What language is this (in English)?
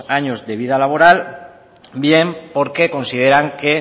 Spanish